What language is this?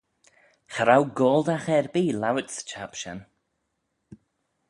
Manx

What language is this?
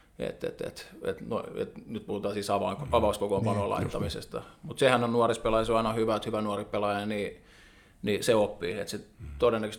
Finnish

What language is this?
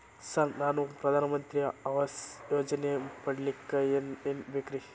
Kannada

